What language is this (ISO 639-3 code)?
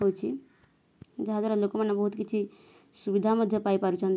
ori